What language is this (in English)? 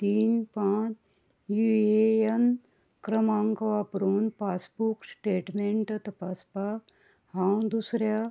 Konkani